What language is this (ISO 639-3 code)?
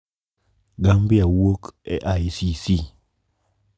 luo